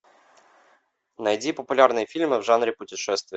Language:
Russian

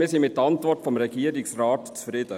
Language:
Swiss German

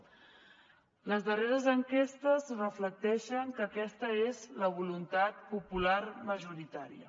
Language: Catalan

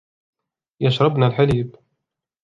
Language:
Arabic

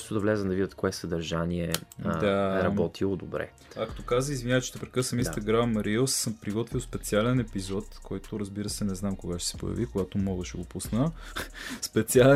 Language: Bulgarian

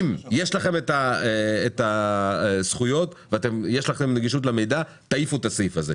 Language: Hebrew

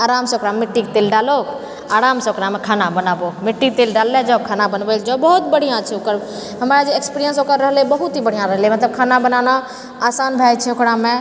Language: Maithili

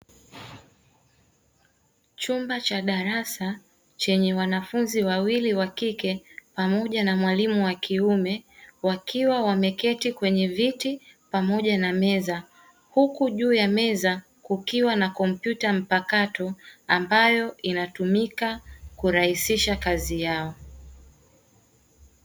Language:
Swahili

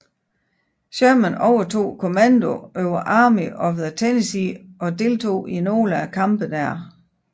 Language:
Danish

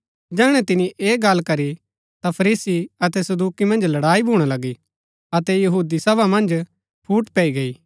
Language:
Gaddi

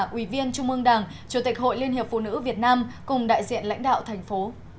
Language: Vietnamese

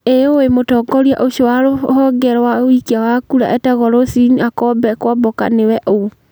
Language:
Kikuyu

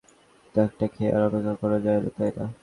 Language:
Bangla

